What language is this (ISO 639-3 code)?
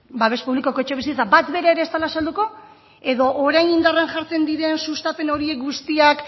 eus